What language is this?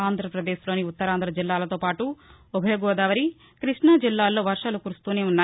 Telugu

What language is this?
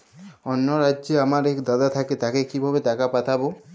Bangla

